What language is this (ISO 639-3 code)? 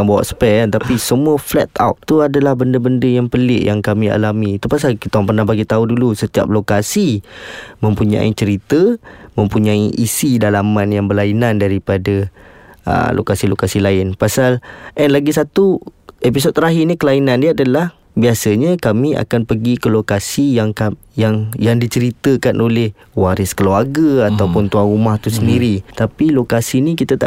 msa